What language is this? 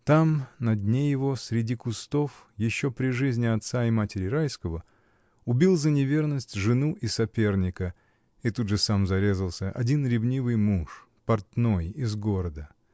Russian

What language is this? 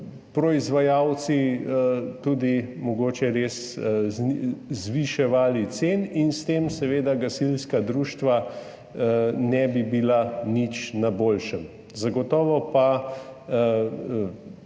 Slovenian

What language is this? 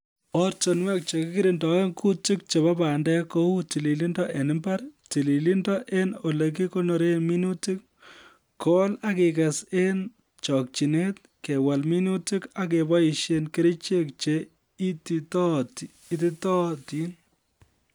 Kalenjin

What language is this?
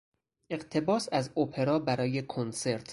Persian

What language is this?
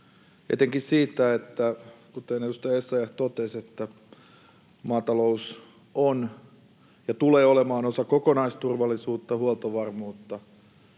Finnish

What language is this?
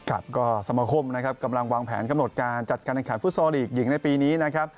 Thai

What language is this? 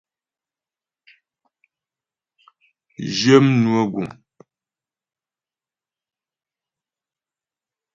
Ghomala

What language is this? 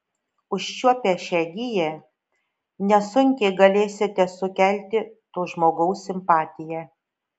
Lithuanian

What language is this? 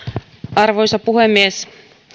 Finnish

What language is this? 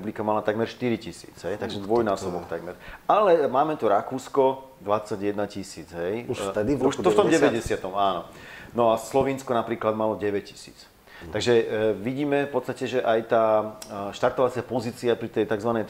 Slovak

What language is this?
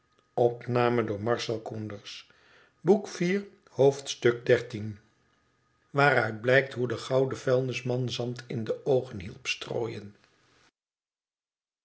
Dutch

